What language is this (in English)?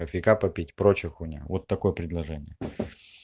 Russian